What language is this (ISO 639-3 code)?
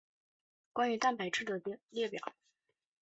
zho